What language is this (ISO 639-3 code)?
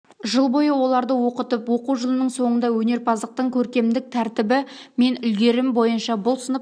kaz